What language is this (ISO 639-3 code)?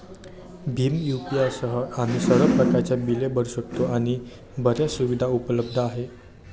mar